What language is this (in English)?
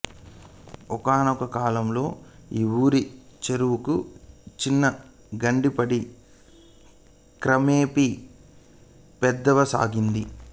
Telugu